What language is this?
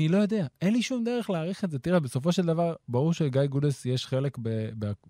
Hebrew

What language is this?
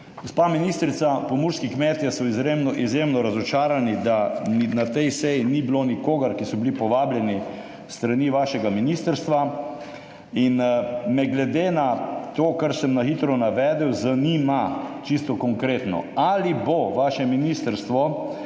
Slovenian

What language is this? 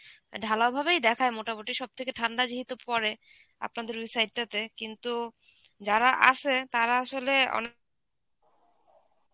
Bangla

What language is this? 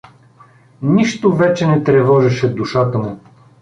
Bulgarian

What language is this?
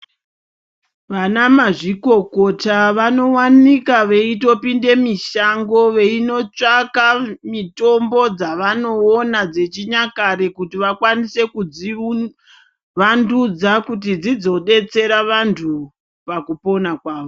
Ndau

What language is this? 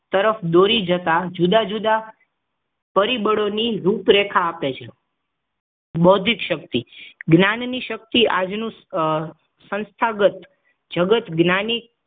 Gujarati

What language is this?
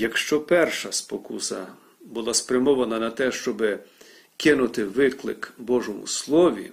Ukrainian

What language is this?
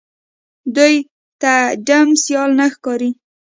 Pashto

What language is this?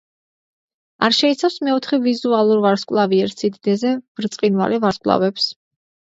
Georgian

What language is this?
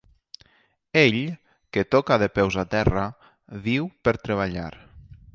Catalan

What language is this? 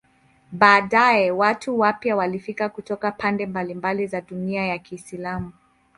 Swahili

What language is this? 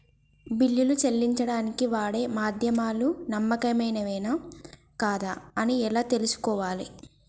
Telugu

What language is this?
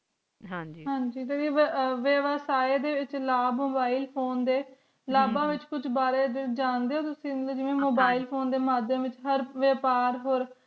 Punjabi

